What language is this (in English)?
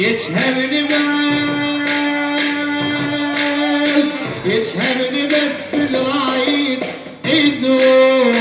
Arabic